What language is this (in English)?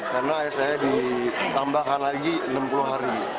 Indonesian